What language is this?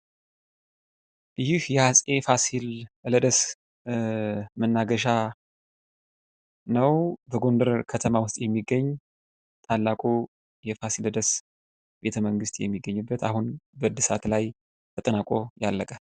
Amharic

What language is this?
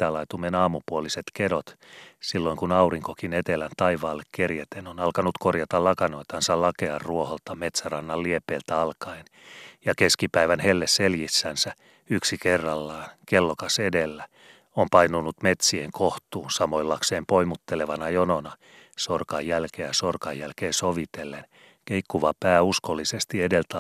Finnish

